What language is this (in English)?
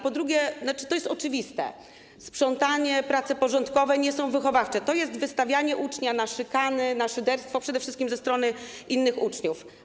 Polish